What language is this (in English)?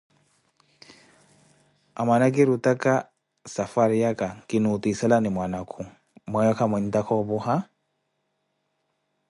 Koti